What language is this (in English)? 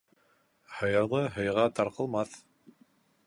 Bashkir